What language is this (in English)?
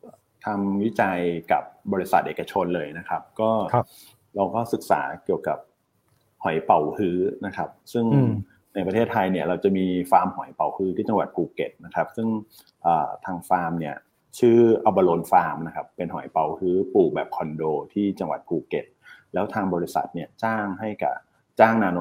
Thai